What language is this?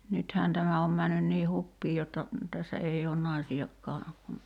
Finnish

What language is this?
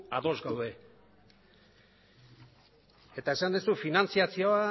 Basque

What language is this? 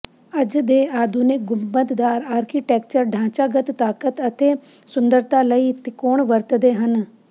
Punjabi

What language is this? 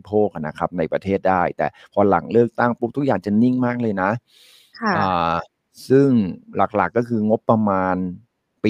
Thai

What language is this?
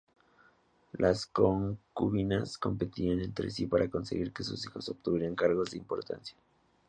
Spanish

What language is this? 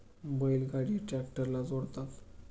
Marathi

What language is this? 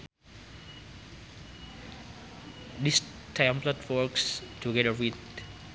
Sundanese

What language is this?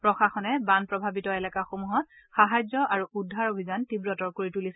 Assamese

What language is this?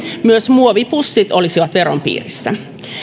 Finnish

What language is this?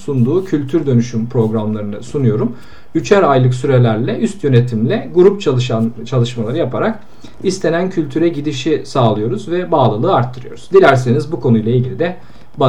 Turkish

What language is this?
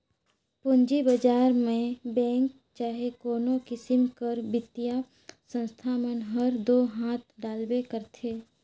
Chhattisgarhi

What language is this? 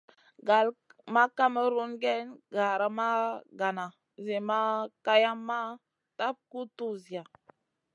Masana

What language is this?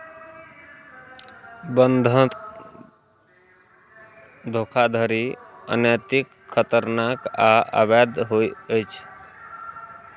Maithili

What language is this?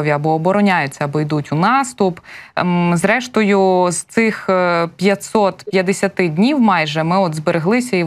Ukrainian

